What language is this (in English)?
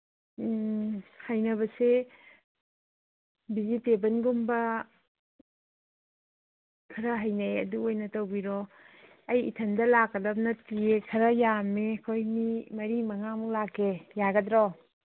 Manipuri